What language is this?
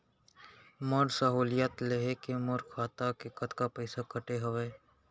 Chhattisgarhi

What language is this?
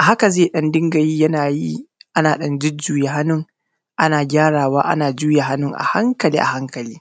Hausa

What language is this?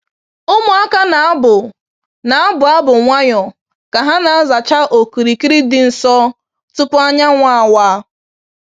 Igbo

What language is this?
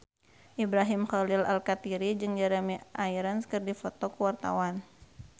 Sundanese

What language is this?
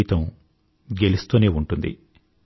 Telugu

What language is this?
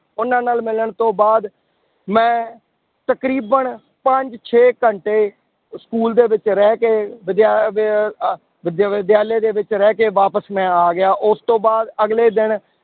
Punjabi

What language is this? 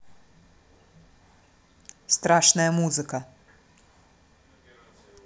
Russian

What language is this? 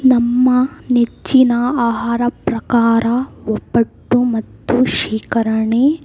Kannada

